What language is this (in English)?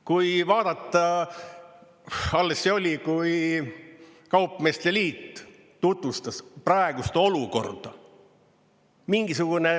Estonian